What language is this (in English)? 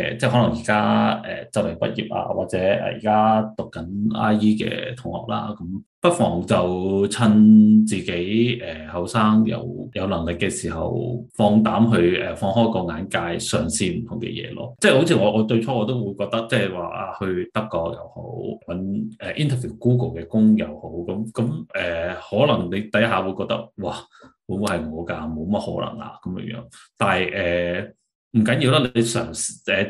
Chinese